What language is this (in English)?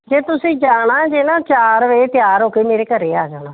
Punjabi